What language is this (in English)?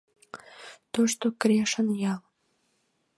Mari